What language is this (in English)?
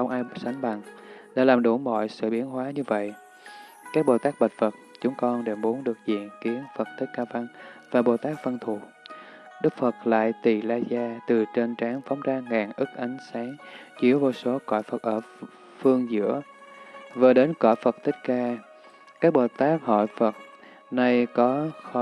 Vietnamese